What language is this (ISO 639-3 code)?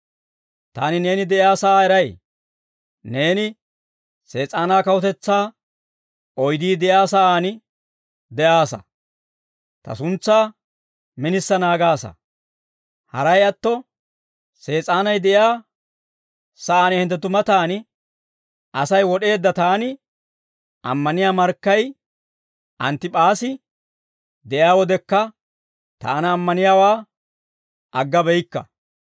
dwr